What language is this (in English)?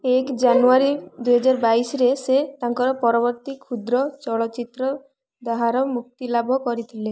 Odia